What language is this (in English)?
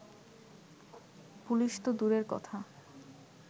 Bangla